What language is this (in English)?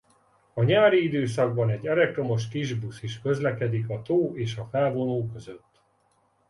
Hungarian